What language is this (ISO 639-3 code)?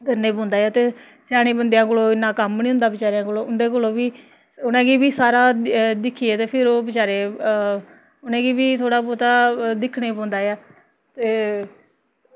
doi